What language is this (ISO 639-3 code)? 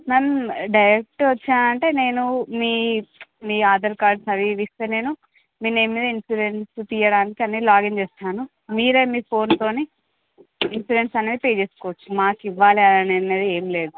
tel